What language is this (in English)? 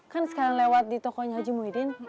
Indonesian